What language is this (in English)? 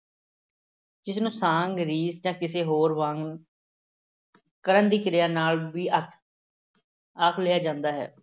Punjabi